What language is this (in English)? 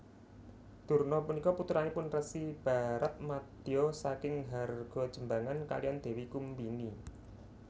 Javanese